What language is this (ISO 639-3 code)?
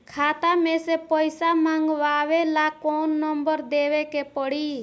bho